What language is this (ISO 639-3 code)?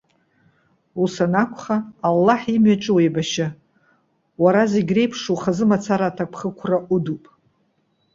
abk